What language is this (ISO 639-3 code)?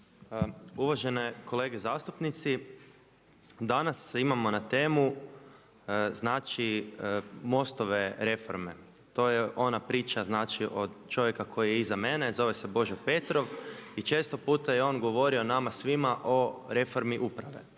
hrv